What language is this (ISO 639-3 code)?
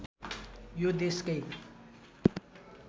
nep